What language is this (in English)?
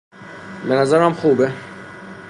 Persian